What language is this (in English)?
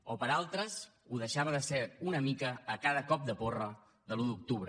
Catalan